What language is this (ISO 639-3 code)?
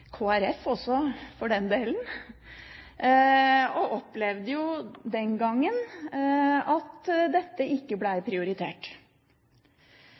nob